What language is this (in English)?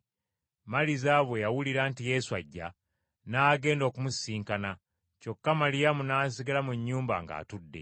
Ganda